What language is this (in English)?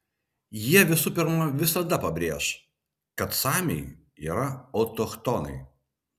Lithuanian